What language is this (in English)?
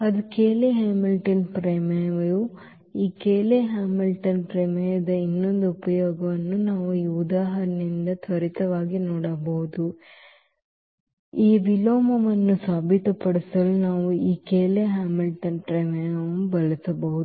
Kannada